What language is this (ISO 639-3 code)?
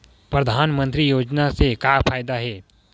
hne